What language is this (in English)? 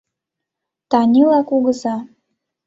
Mari